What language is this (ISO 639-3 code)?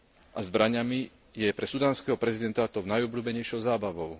slk